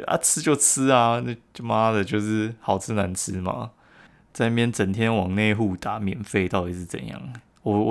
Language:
Chinese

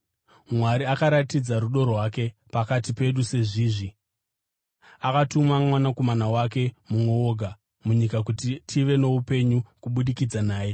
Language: Shona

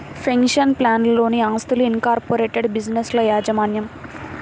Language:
Telugu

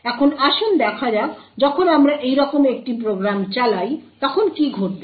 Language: Bangla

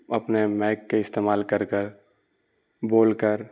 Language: Urdu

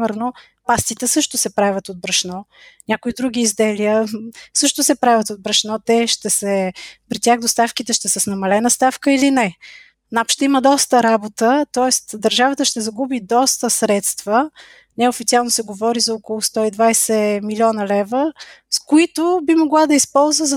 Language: Bulgarian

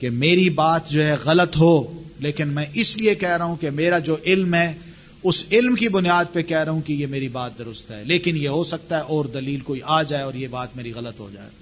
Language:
Urdu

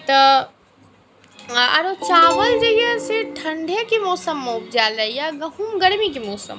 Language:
Maithili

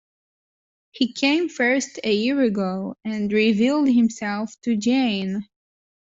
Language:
English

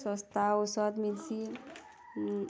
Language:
Odia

